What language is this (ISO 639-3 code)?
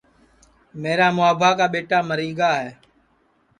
ssi